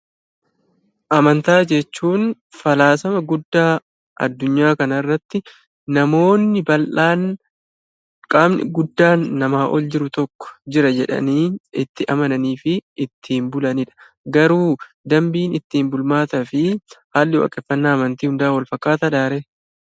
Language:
Oromo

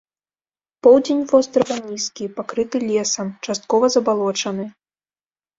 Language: Belarusian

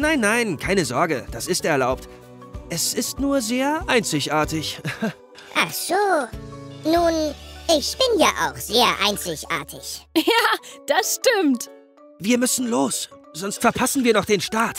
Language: German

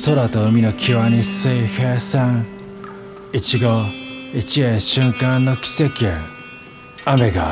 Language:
Japanese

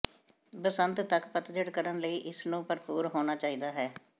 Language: Punjabi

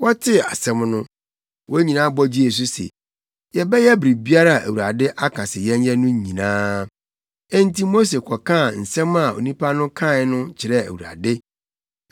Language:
Akan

